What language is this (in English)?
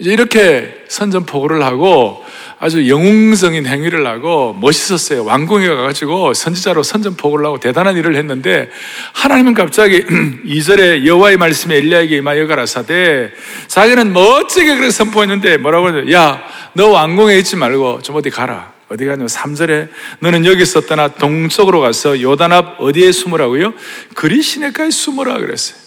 Korean